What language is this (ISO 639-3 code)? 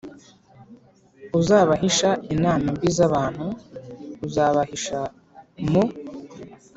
kin